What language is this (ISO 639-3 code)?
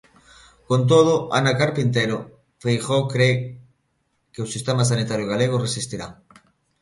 glg